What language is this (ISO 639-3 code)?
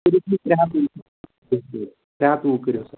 kas